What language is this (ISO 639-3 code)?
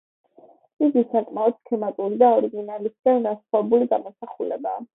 kat